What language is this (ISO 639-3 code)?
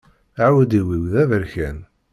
kab